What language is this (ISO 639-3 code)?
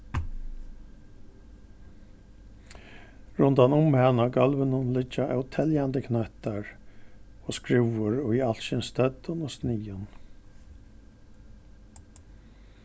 fao